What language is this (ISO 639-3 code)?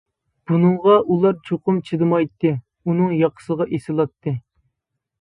uig